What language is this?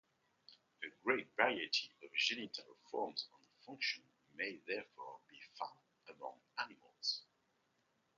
English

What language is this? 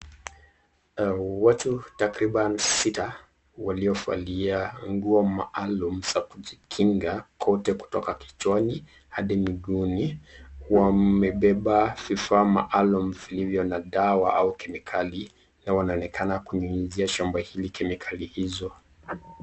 Swahili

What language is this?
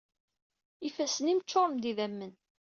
Kabyle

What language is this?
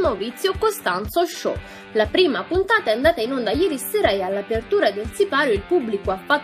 Italian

